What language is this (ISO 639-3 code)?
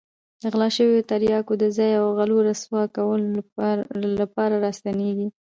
pus